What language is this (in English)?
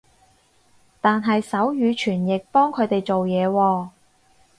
Cantonese